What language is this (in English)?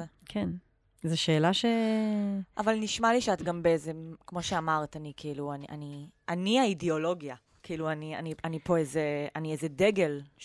Hebrew